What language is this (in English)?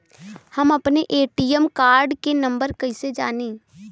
Bhojpuri